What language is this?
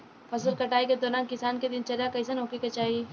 Bhojpuri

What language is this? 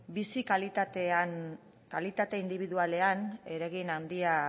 Basque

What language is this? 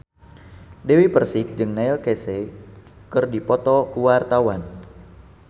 Sundanese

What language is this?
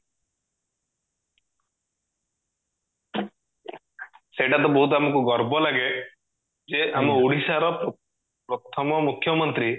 Odia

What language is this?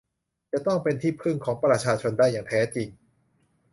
Thai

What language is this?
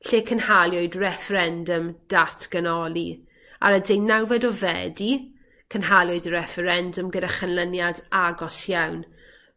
Welsh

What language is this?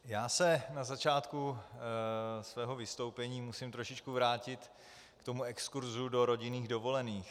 Czech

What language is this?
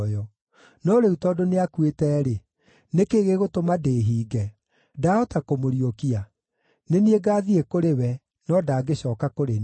Kikuyu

